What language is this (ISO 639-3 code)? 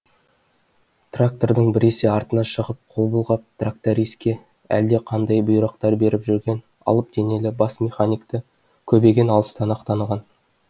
kaz